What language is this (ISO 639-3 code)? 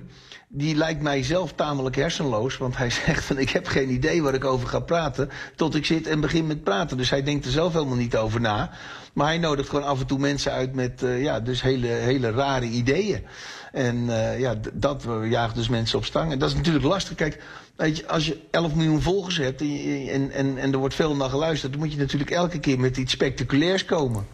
nld